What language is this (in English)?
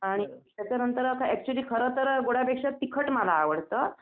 Marathi